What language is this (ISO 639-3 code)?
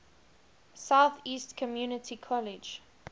eng